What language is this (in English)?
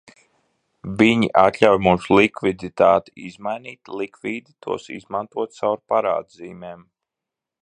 Latvian